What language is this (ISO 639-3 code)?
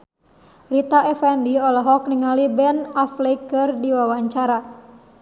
sun